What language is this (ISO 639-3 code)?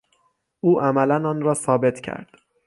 fas